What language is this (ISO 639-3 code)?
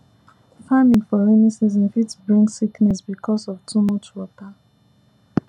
pcm